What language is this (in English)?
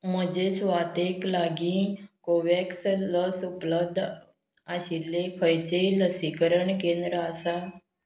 Konkani